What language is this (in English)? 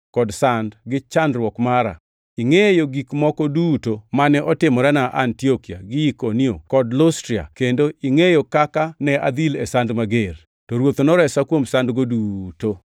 Luo (Kenya and Tanzania)